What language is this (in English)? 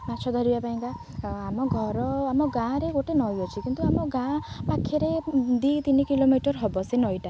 Odia